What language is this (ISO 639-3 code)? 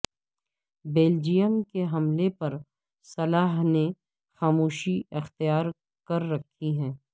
urd